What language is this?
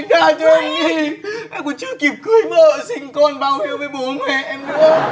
Vietnamese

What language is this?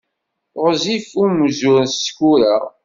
Kabyle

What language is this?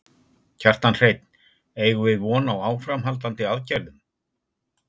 Icelandic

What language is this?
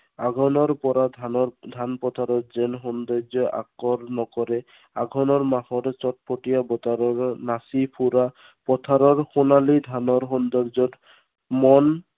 Assamese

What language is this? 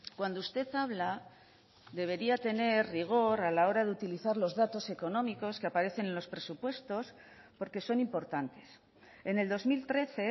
Spanish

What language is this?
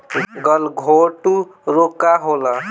Bhojpuri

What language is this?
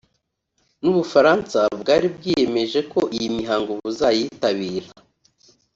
Kinyarwanda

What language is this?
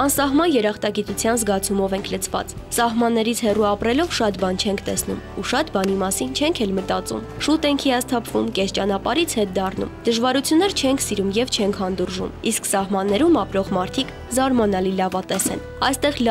Romanian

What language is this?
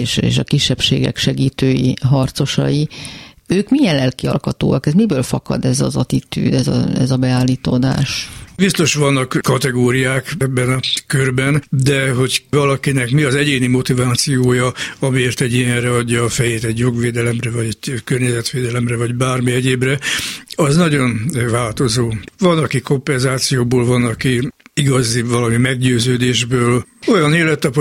Hungarian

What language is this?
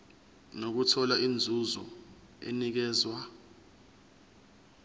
Zulu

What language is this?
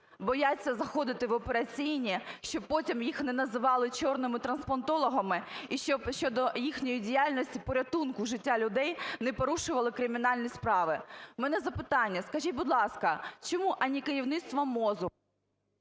Ukrainian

